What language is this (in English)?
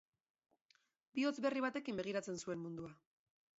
Basque